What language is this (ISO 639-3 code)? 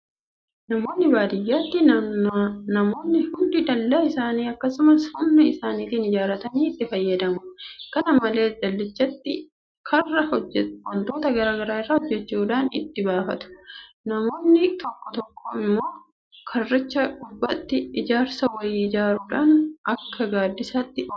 orm